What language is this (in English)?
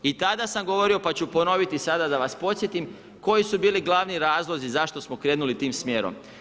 Croatian